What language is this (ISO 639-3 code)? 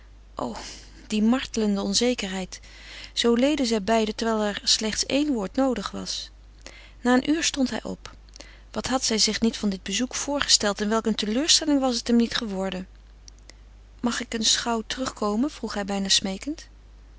nld